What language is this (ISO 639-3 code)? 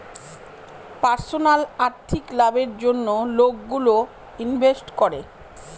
ben